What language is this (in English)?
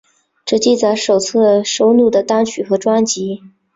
Chinese